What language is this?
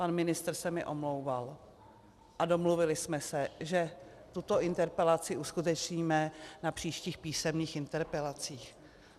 Czech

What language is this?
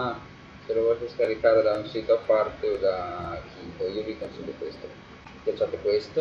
Italian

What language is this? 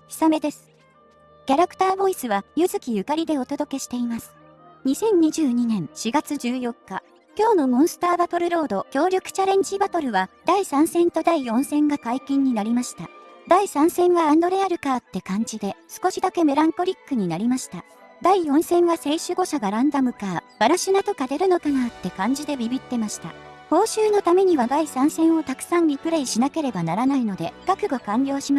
Japanese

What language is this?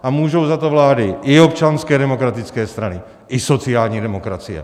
Czech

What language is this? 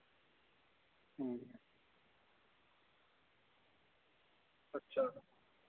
Dogri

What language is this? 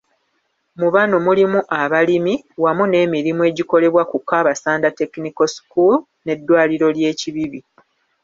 Ganda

